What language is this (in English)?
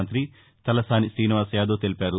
Telugu